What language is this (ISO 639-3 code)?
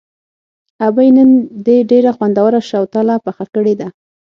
pus